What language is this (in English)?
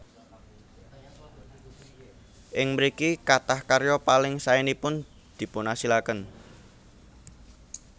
Javanese